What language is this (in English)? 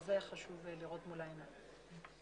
Hebrew